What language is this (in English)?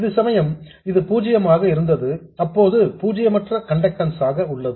Tamil